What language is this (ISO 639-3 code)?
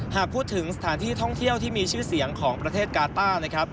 tha